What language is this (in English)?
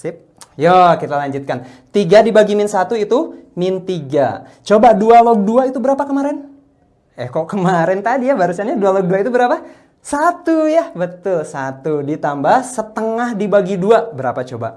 Indonesian